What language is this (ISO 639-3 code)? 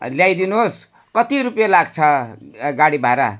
nep